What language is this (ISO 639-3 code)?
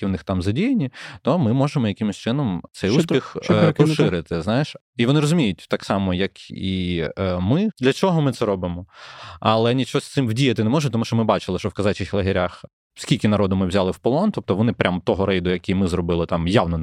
ukr